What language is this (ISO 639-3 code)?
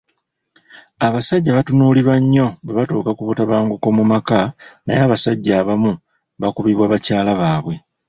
lug